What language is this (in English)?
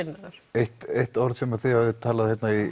Icelandic